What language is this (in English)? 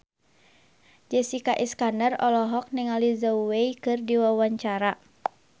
Sundanese